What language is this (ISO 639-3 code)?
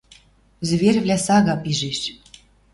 mrj